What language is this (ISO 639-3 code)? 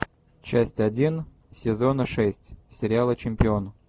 rus